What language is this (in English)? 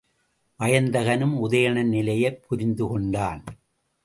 Tamil